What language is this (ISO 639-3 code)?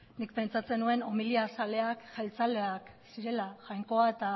eus